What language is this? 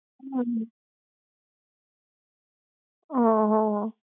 Gujarati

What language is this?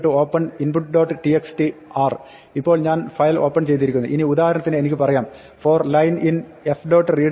Malayalam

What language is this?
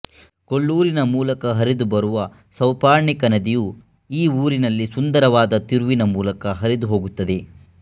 Kannada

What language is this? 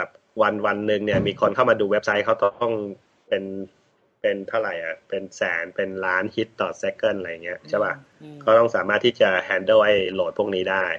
Thai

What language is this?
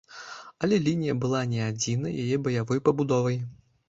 Belarusian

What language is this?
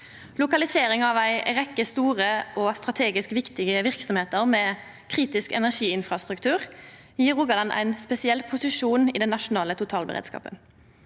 Norwegian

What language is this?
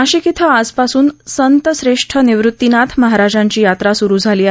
Marathi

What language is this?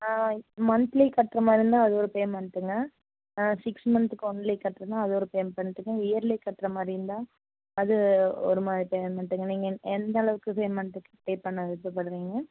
Tamil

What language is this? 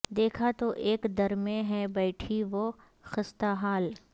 Urdu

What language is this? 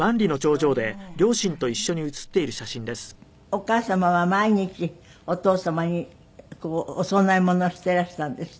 Japanese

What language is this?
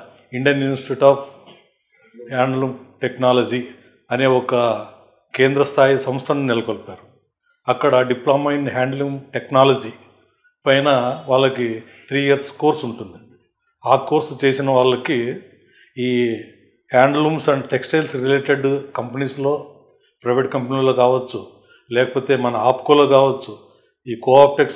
Telugu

